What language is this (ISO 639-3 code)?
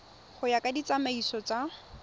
tsn